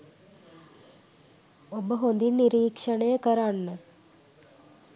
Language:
Sinhala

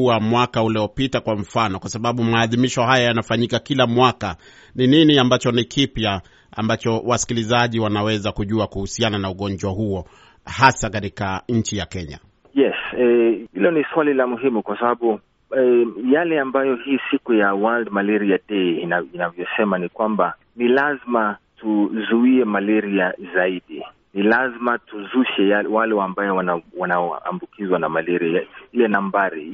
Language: Swahili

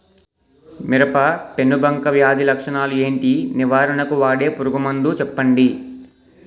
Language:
Telugu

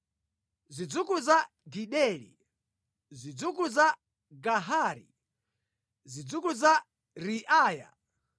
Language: Nyanja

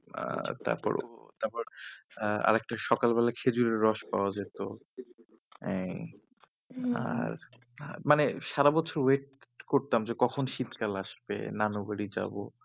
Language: Bangla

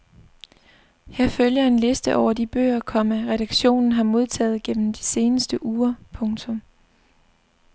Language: Danish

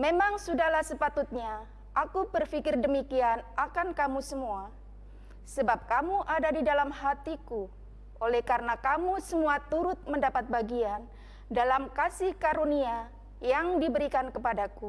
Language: Indonesian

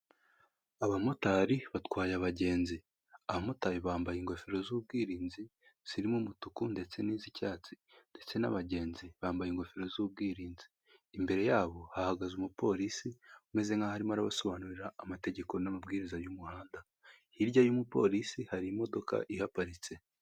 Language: Kinyarwanda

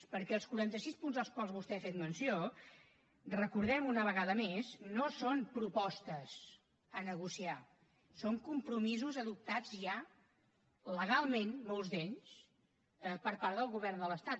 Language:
Catalan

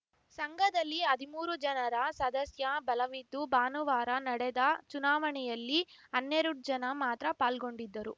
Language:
Kannada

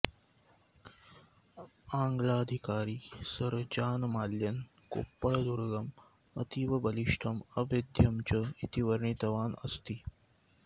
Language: Sanskrit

